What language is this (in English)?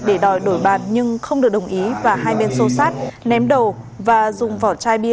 Vietnamese